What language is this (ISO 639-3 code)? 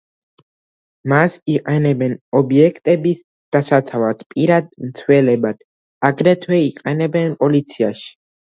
kat